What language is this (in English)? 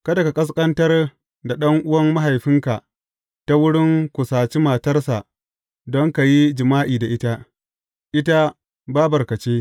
Hausa